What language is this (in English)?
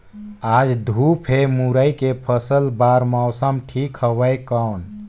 Chhattisgarhi